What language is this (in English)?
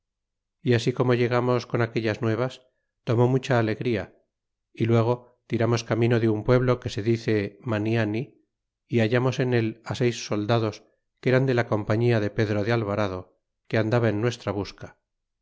Spanish